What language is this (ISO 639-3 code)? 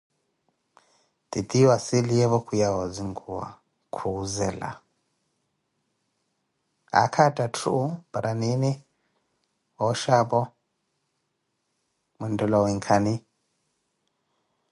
eko